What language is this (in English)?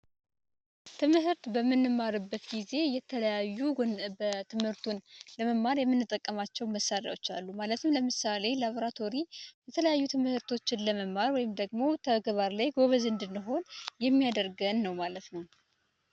Amharic